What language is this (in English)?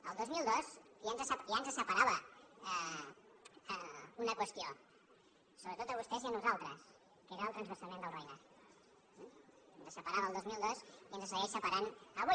Catalan